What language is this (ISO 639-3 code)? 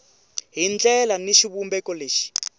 tso